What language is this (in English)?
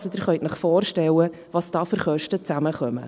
Swiss German